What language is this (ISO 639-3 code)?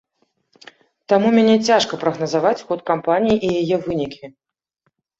bel